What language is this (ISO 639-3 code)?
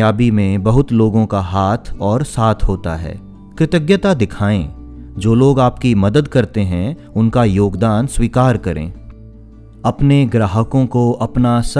hin